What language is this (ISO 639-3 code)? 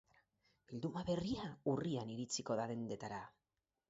eus